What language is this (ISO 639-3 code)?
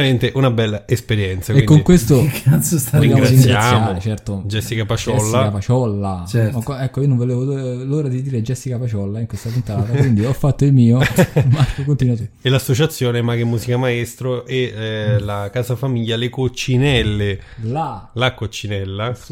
ita